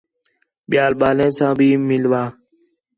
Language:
Khetrani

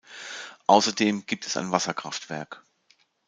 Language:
German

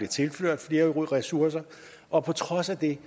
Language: Danish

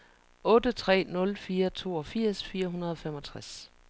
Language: Danish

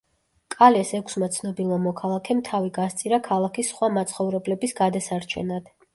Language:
Georgian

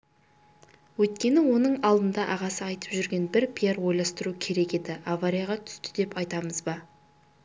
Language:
Kazakh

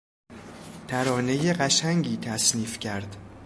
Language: Persian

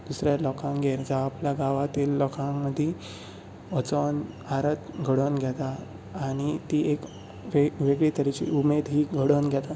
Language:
Konkani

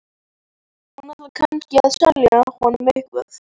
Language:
Icelandic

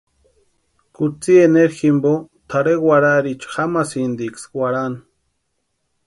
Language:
Western Highland Purepecha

